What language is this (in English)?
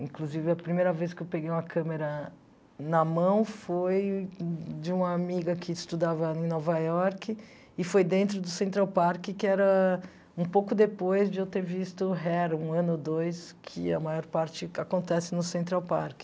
Portuguese